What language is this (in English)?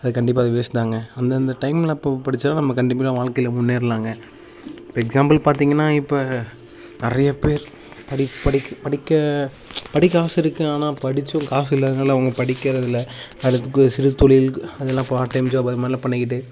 Tamil